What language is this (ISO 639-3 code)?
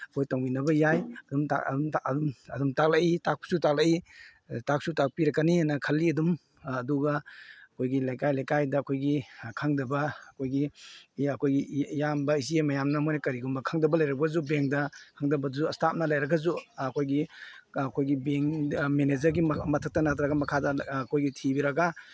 mni